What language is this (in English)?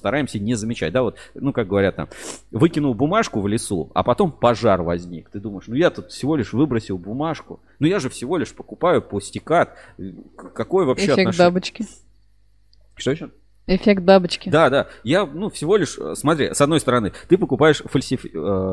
Russian